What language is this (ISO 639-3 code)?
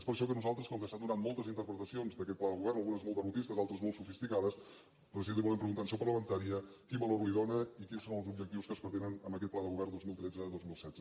cat